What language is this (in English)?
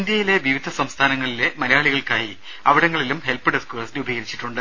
Malayalam